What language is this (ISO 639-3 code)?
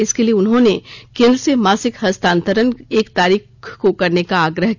hin